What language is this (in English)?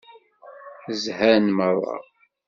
Kabyle